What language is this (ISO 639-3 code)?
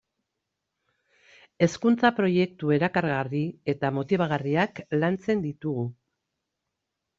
eus